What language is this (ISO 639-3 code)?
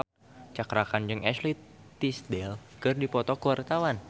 sun